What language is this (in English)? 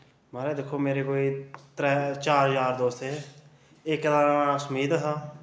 Dogri